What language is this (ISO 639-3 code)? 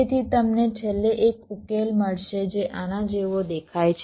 guj